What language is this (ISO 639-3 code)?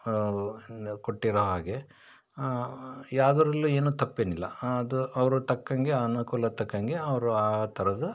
kan